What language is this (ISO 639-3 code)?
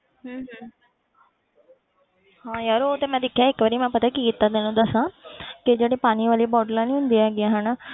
pan